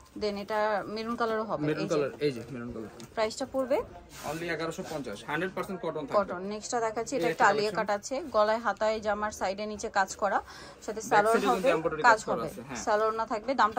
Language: Bangla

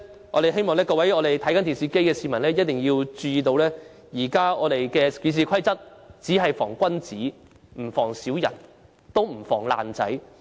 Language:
Cantonese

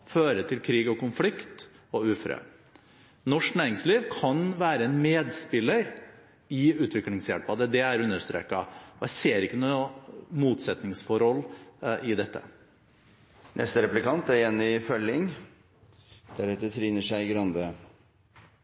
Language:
Norwegian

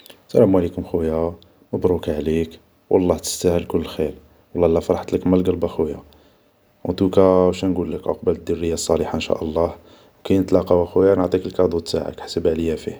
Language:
Algerian Arabic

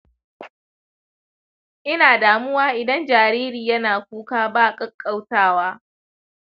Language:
Hausa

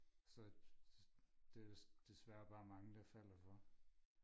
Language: Danish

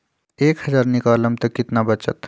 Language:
Magahi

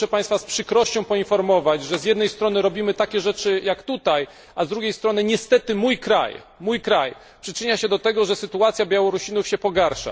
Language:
Polish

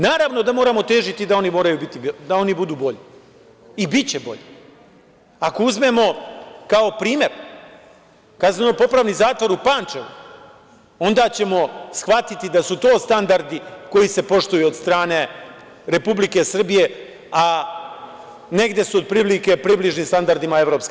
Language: Serbian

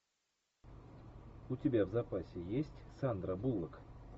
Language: Russian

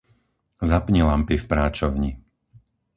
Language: Slovak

